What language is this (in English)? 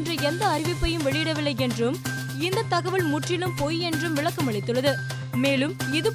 Tamil